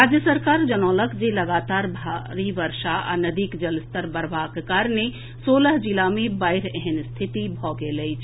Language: Maithili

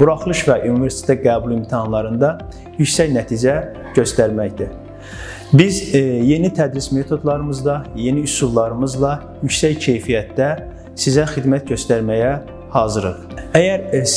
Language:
Turkish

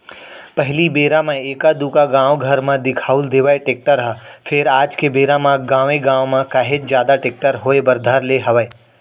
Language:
Chhattisgarhi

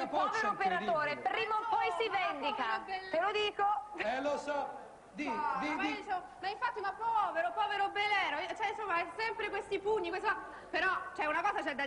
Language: Italian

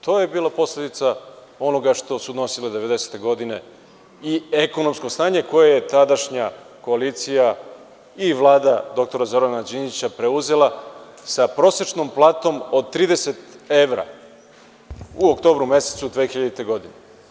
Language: Serbian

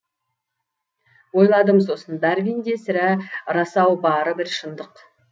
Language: Kazakh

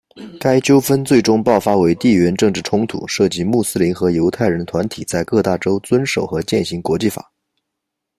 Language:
Chinese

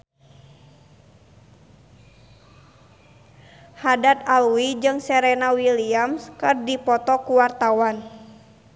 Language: Sundanese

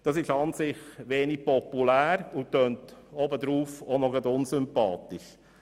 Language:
Swiss German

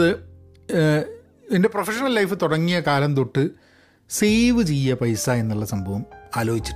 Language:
Malayalam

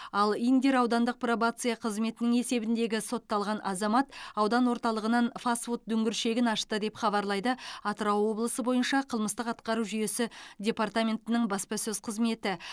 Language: Kazakh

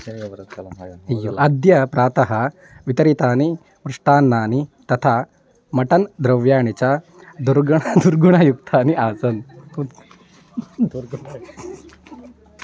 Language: Sanskrit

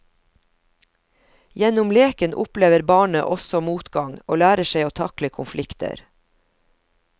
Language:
Norwegian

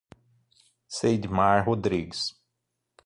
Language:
Portuguese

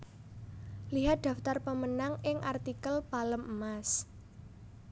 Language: Javanese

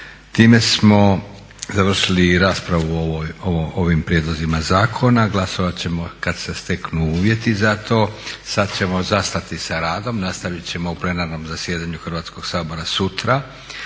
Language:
Croatian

